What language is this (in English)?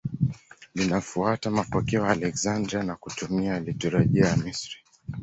Swahili